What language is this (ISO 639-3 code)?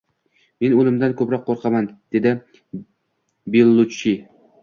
uzb